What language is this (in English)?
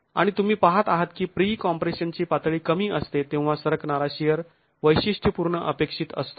Marathi